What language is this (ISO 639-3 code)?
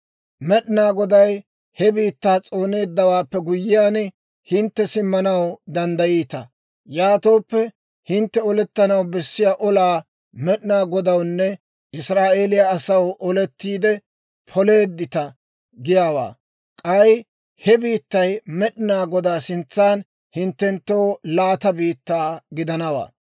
dwr